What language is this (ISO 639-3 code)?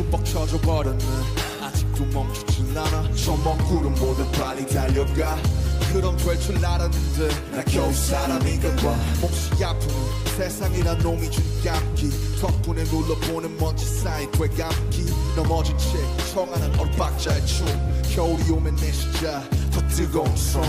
nld